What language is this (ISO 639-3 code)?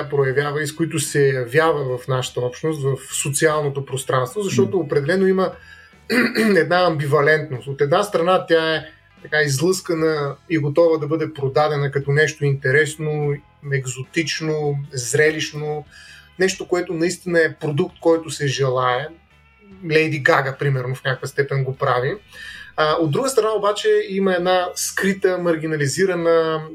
bul